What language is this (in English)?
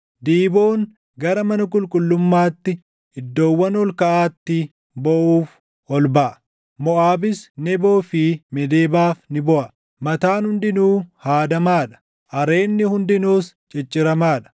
Oromo